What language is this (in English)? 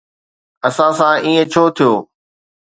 Sindhi